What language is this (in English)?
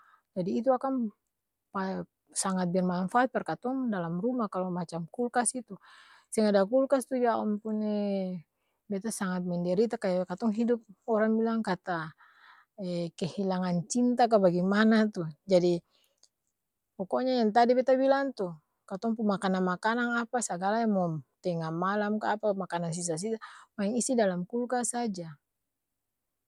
Ambonese Malay